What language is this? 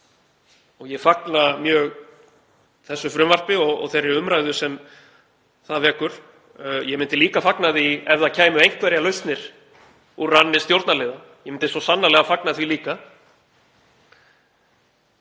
Icelandic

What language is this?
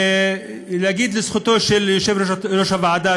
Hebrew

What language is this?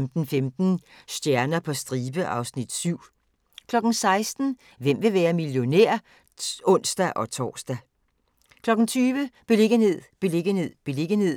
Danish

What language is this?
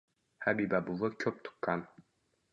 Uzbek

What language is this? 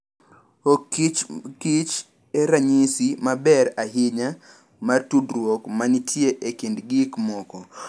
Luo (Kenya and Tanzania)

